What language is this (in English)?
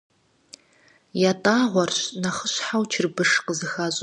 Kabardian